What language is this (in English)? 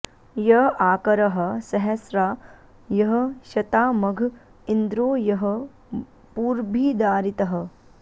Sanskrit